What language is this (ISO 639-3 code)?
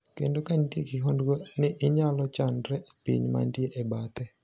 luo